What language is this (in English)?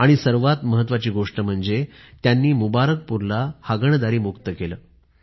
Marathi